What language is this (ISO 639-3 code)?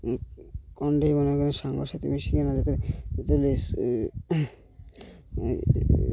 ori